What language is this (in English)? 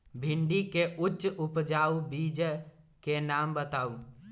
Magahi